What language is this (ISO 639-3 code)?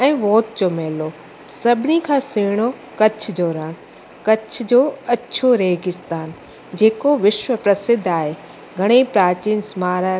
snd